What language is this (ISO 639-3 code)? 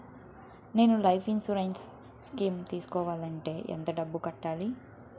tel